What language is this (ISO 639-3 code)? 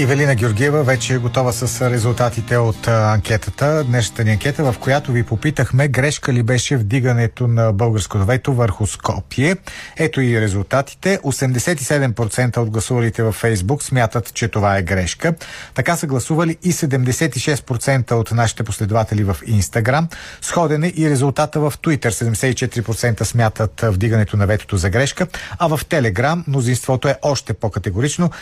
bul